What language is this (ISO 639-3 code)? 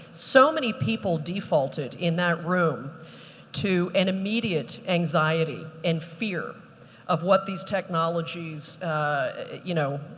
eng